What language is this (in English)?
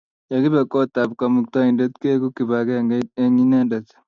Kalenjin